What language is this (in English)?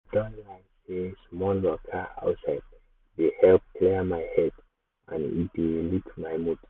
Nigerian Pidgin